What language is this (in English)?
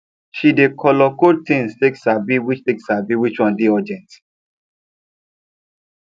Nigerian Pidgin